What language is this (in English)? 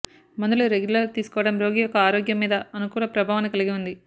Telugu